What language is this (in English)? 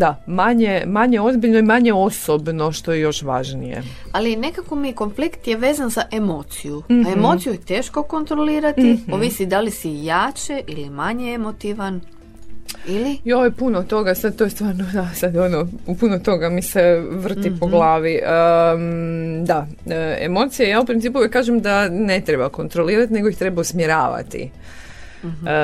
Croatian